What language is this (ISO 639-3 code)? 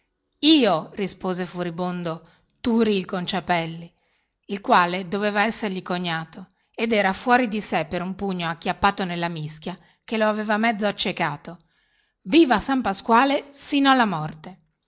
ita